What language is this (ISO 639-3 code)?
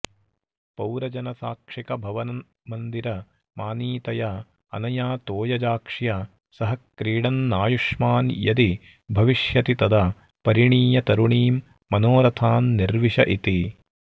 san